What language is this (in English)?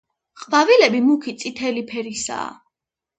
Georgian